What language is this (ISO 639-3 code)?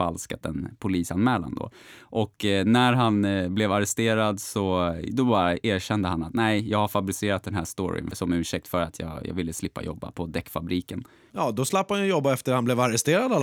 swe